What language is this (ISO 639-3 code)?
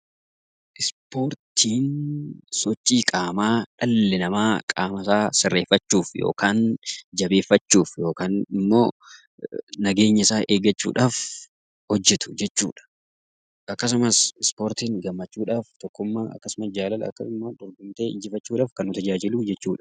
orm